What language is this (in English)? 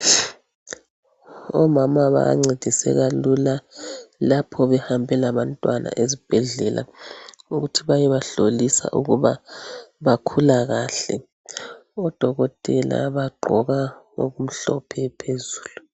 North Ndebele